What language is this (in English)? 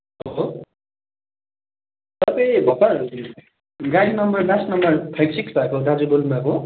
Nepali